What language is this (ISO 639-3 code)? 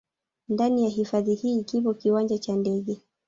swa